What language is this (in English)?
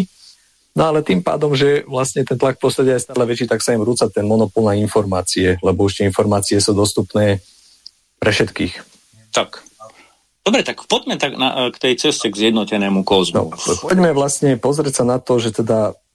Slovak